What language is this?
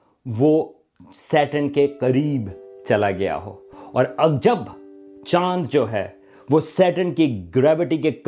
Urdu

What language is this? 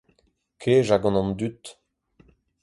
Breton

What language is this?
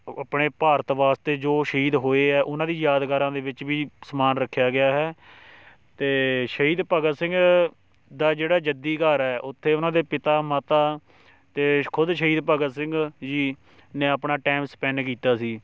Punjabi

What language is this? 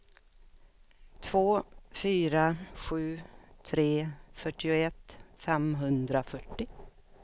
Swedish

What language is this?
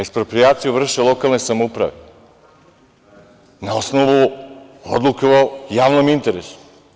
Serbian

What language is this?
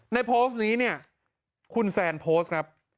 Thai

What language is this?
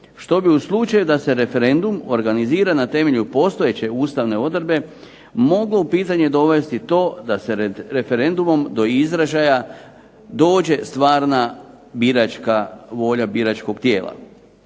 Croatian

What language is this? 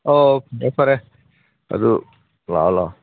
Manipuri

